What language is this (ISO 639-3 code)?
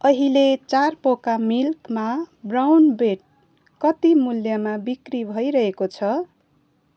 nep